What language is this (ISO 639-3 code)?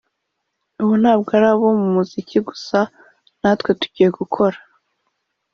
kin